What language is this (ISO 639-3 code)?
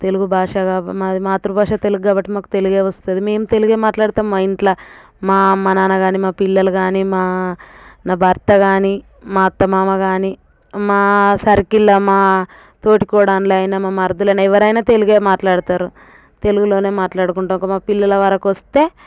tel